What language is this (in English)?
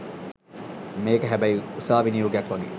Sinhala